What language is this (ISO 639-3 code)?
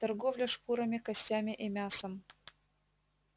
rus